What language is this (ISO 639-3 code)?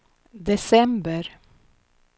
swe